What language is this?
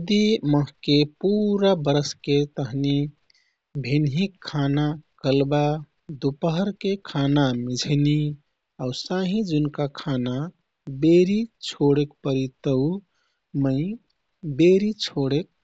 Kathoriya Tharu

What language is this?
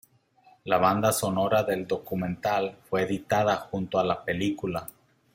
Spanish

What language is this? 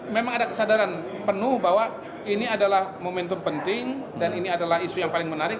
Indonesian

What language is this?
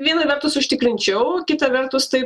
Lithuanian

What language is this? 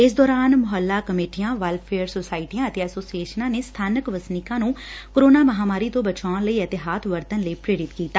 Punjabi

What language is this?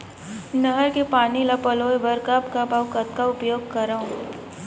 Chhattisgarhi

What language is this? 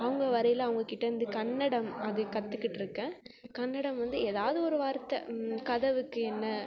Tamil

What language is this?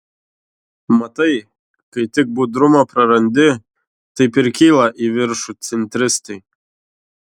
Lithuanian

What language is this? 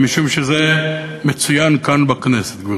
Hebrew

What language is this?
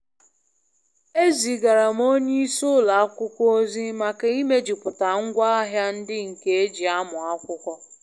Igbo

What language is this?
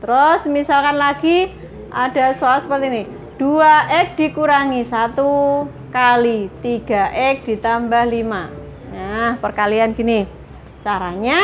Indonesian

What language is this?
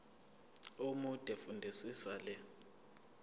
Zulu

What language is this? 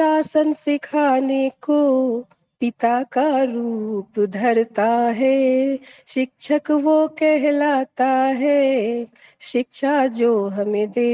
Hindi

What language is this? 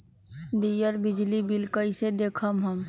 Magahi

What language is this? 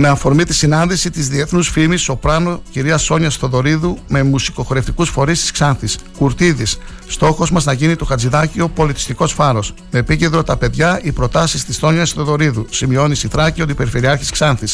Greek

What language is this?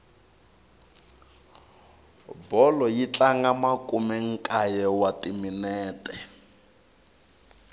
Tsonga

